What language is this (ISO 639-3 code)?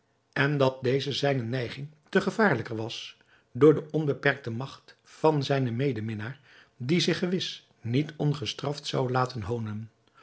nld